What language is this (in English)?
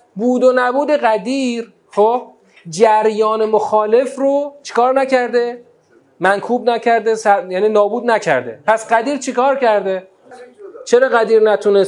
Persian